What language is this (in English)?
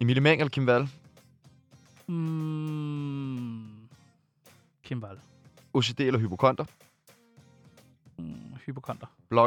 Danish